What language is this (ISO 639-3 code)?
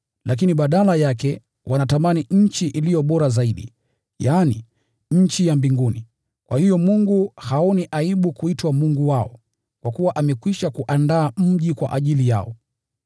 swa